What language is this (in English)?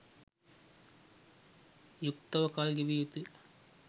Sinhala